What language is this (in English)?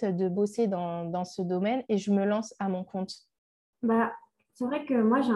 French